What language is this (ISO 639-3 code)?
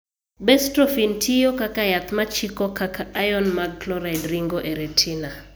luo